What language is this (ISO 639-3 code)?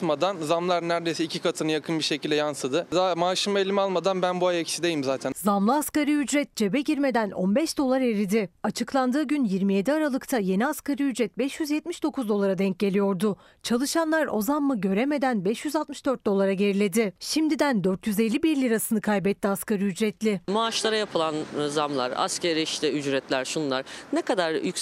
tur